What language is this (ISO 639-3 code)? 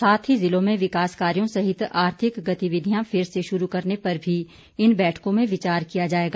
hin